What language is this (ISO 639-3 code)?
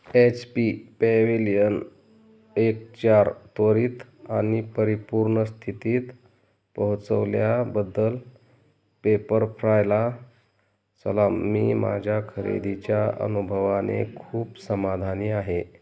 mar